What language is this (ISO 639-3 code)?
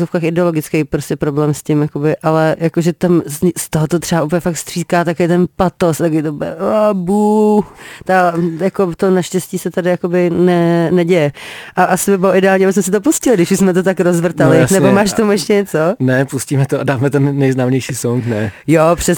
ces